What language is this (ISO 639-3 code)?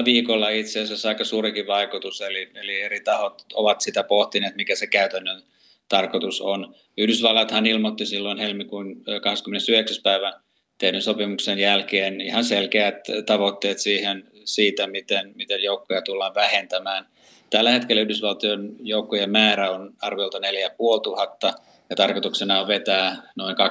fin